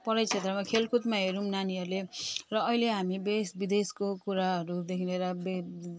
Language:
Nepali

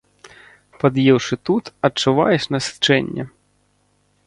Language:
Belarusian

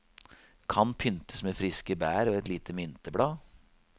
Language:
Norwegian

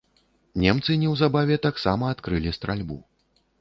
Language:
Belarusian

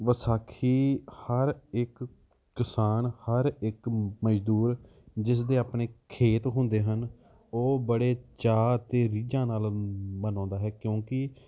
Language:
Punjabi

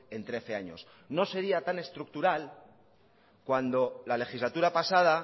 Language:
Spanish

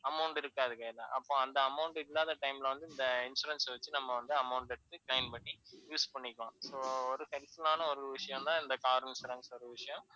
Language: Tamil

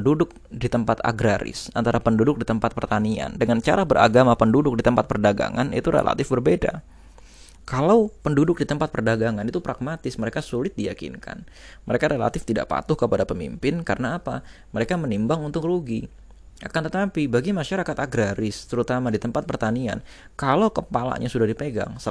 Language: Indonesian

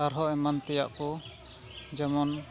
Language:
Santali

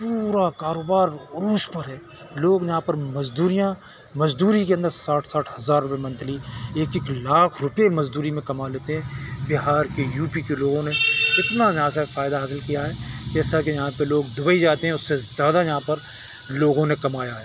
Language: Urdu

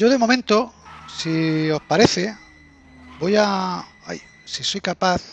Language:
Spanish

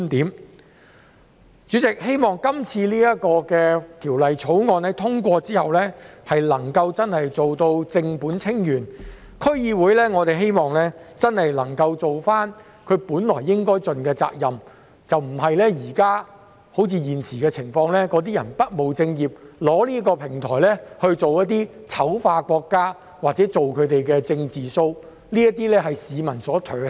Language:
Cantonese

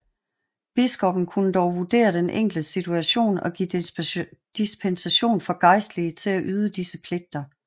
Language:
Danish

